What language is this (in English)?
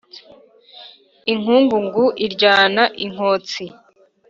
Kinyarwanda